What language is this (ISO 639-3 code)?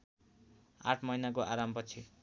nep